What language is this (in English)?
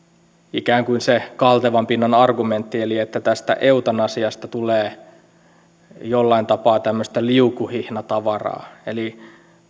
Finnish